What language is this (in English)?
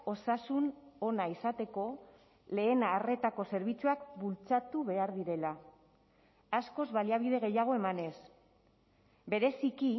Basque